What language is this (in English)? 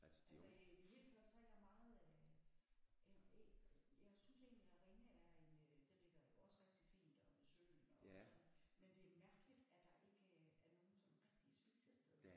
Danish